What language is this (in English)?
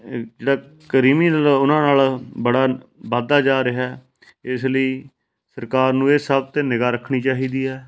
Punjabi